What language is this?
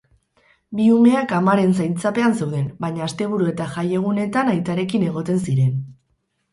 Basque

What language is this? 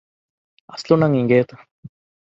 Divehi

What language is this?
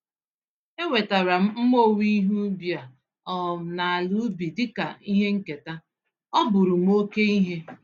Igbo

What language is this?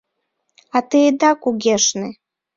Mari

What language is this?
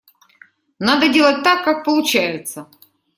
Russian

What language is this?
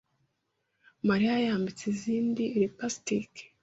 Kinyarwanda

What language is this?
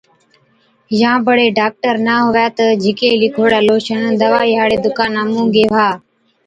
Od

